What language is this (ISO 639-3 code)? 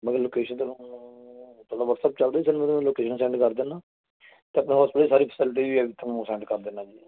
pan